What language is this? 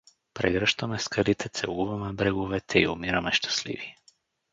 Bulgarian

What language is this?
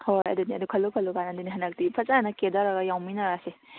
Manipuri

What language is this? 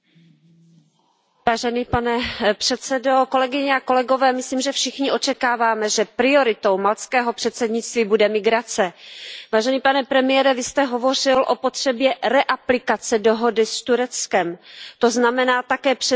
Czech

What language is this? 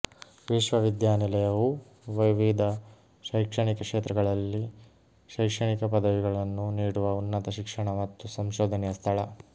Kannada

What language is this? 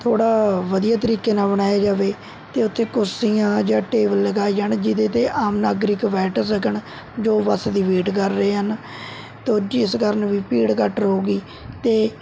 Punjabi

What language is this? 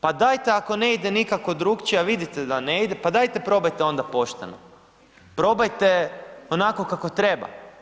Croatian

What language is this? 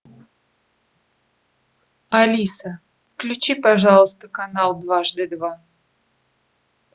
Russian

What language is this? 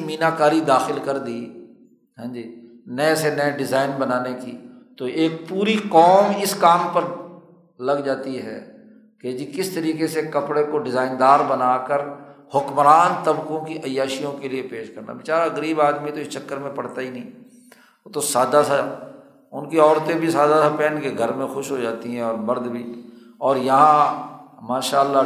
Urdu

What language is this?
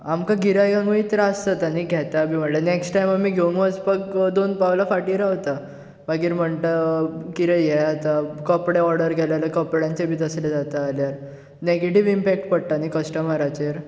Konkani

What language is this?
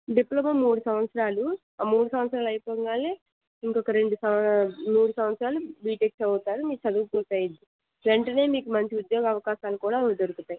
Telugu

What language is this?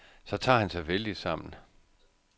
Danish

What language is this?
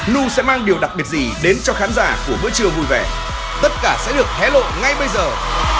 Vietnamese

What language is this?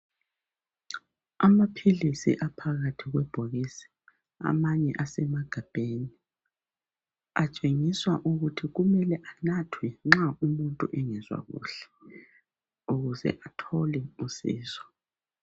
North Ndebele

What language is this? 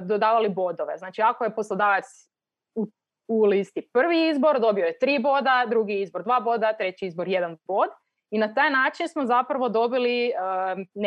Croatian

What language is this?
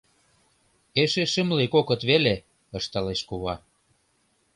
Mari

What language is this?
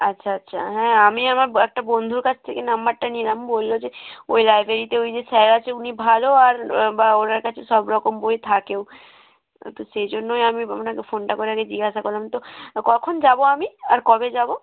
Bangla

